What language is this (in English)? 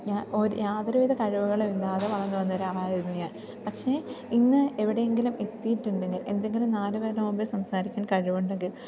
Malayalam